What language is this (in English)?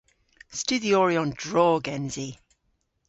Cornish